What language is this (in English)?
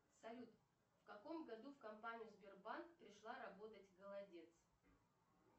Russian